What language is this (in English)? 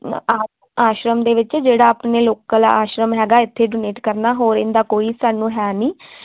Punjabi